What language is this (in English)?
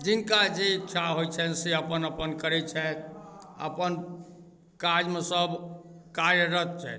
Maithili